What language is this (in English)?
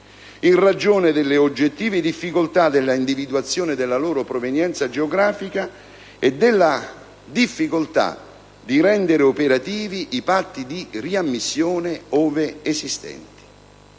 Italian